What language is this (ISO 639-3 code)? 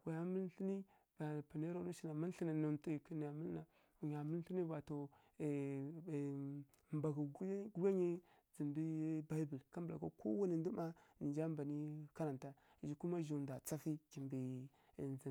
fkk